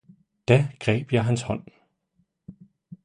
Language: Danish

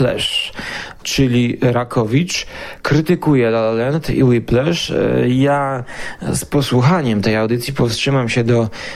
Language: Polish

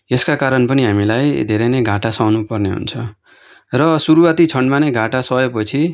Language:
Nepali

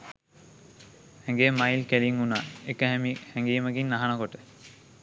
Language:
Sinhala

